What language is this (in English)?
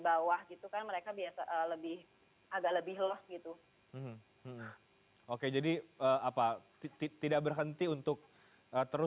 Indonesian